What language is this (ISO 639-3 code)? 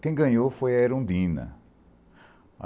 por